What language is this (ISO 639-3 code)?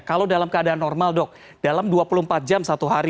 ind